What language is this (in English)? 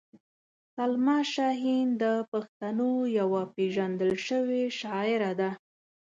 Pashto